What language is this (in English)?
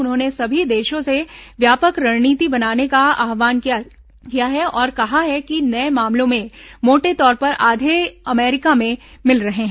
Hindi